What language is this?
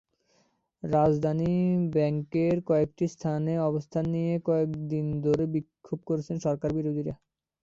Bangla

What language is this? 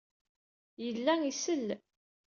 Kabyle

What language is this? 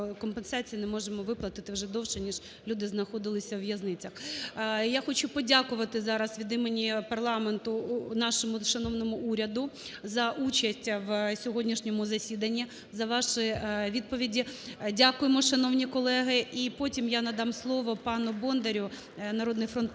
Ukrainian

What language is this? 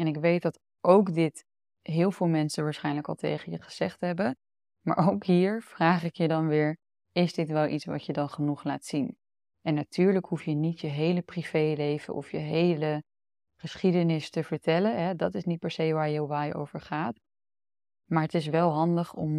Dutch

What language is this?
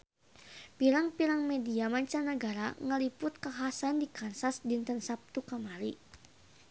Sundanese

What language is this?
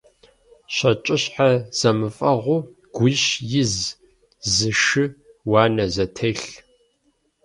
Kabardian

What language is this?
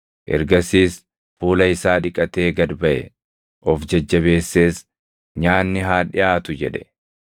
Oromo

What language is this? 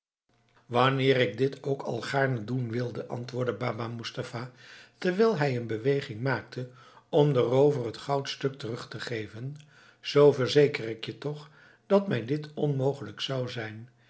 Dutch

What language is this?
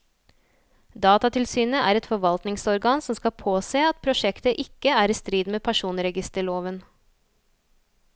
Norwegian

